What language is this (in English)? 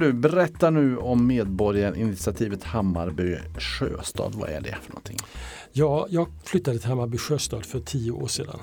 Swedish